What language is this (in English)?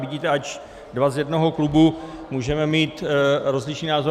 Czech